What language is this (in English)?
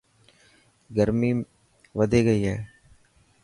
Dhatki